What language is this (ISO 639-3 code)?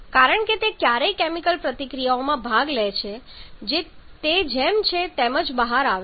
guj